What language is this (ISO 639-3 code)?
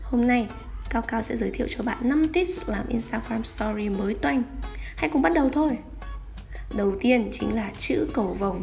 vie